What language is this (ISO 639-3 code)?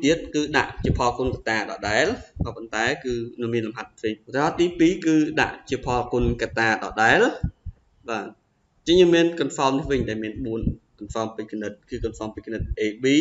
vie